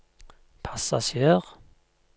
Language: Norwegian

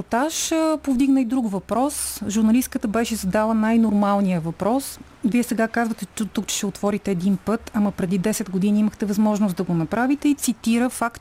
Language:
Bulgarian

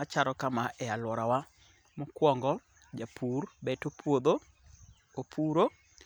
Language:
Luo (Kenya and Tanzania)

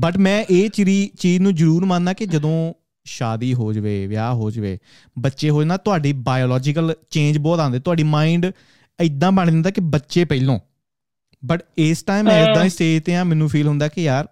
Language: Punjabi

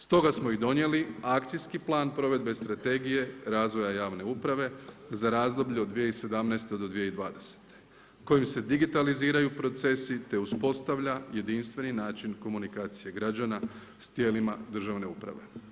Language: Croatian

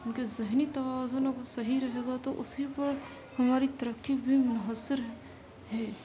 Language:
Urdu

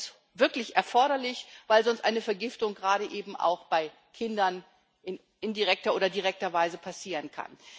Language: German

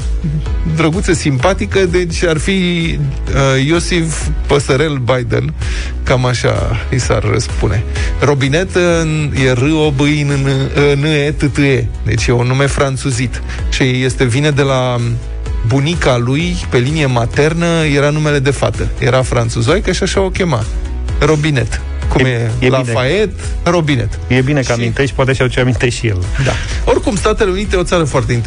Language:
Romanian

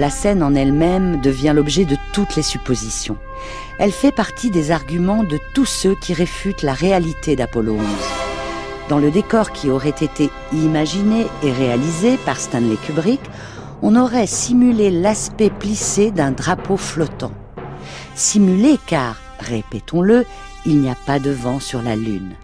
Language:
French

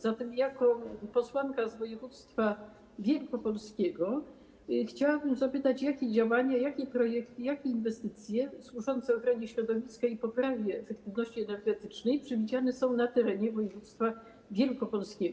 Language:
Polish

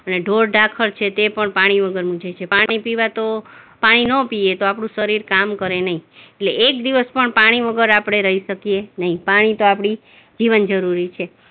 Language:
Gujarati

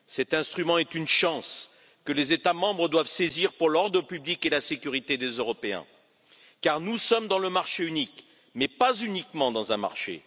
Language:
French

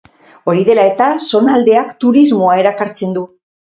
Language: Basque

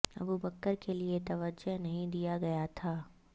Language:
Urdu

